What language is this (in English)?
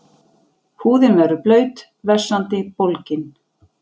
Icelandic